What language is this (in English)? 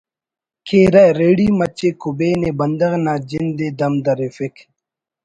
Brahui